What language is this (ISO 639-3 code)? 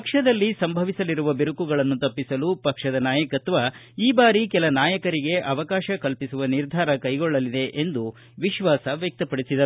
kan